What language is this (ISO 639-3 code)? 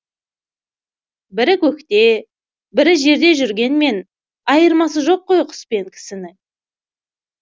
kaz